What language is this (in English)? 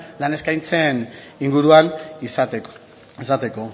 Basque